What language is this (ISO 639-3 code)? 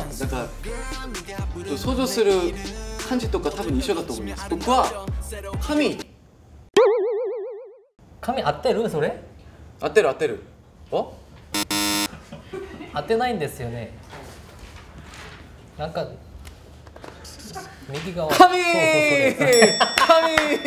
kor